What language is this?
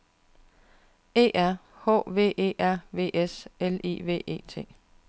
Danish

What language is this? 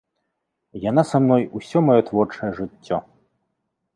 Belarusian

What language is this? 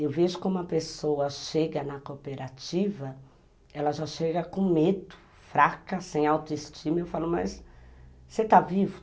Portuguese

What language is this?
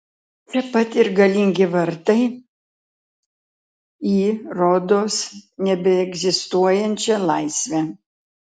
Lithuanian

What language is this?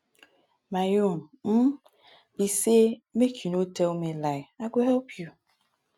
Nigerian Pidgin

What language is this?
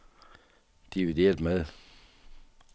Danish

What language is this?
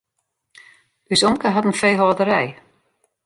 Western Frisian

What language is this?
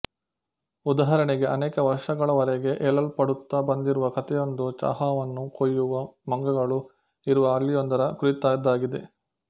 Kannada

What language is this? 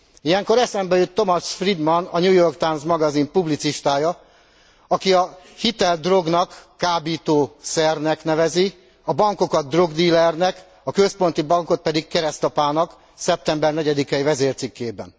Hungarian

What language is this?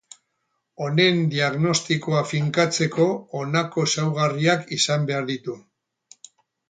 Basque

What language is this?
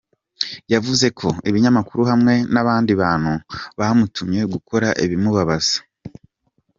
Kinyarwanda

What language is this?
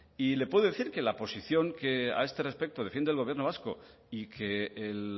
Spanish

